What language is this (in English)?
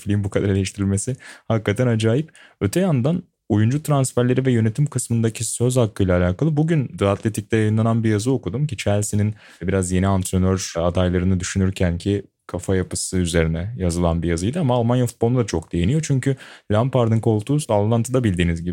Turkish